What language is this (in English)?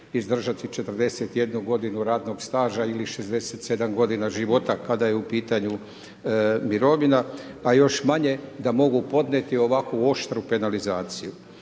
Croatian